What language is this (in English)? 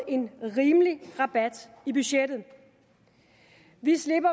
Danish